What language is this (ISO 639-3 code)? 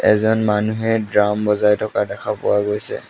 asm